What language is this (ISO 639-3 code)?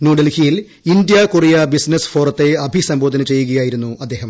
mal